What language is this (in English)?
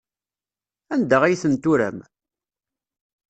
Kabyle